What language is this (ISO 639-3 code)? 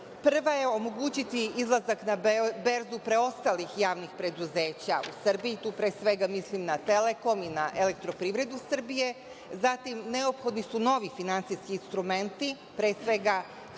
srp